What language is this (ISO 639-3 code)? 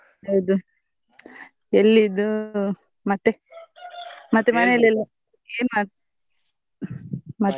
kan